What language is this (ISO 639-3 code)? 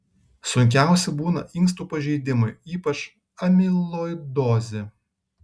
lit